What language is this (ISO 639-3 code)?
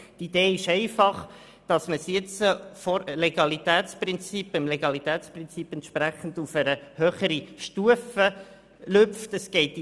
gsw